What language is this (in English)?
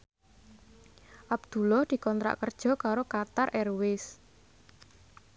Javanese